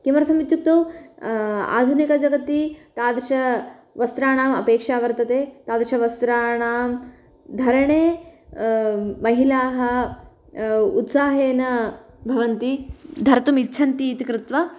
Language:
Sanskrit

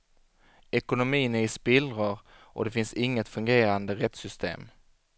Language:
Swedish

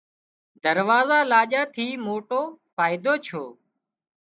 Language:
Wadiyara Koli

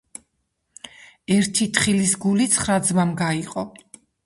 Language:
Georgian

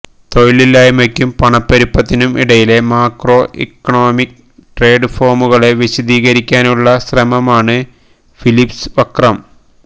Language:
Malayalam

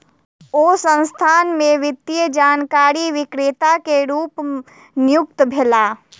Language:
Maithili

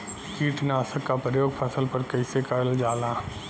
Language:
Bhojpuri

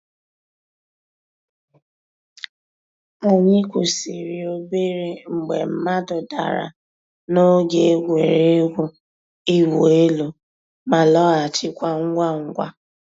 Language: Igbo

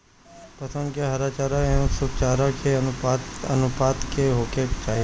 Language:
Bhojpuri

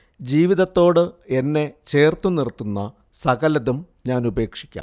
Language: Malayalam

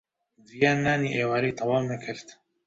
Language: Central Kurdish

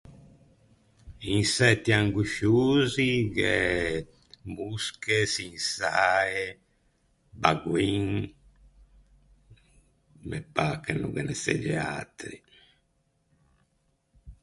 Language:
Ligurian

